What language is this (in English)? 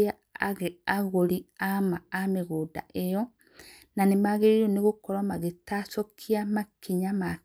Kikuyu